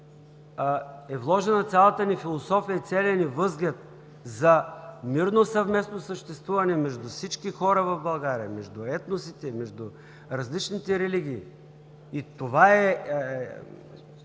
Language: Bulgarian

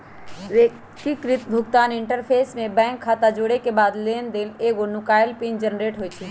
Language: Magahi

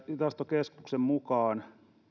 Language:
Finnish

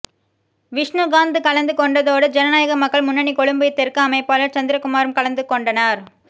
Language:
Tamil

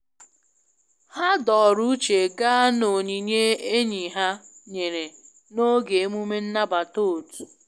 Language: Igbo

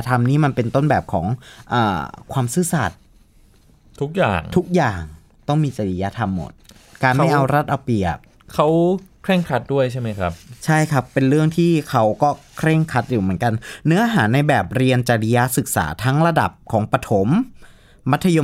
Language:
Thai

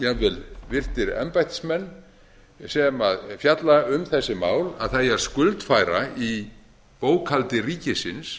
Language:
Icelandic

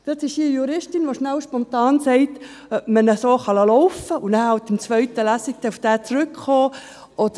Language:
Swiss German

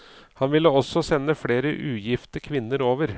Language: Norwegian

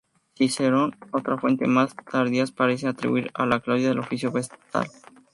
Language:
Spanish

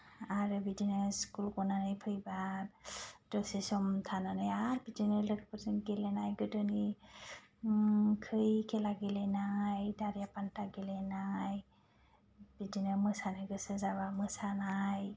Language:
Bodo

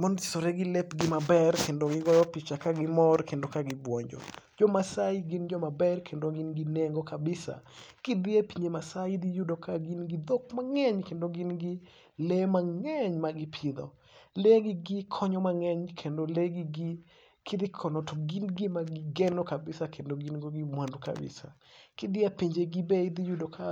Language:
Luo (Kenya and Tanzania)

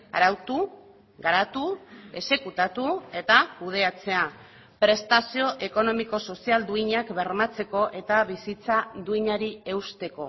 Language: Basque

